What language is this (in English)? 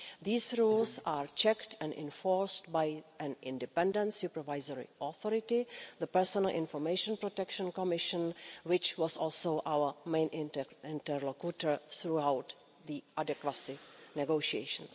English